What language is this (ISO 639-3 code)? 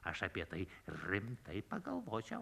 lit